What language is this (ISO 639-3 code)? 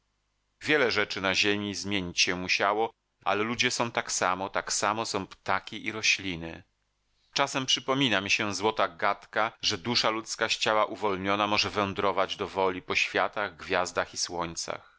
pol